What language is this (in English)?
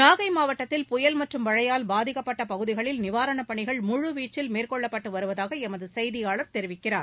Tamil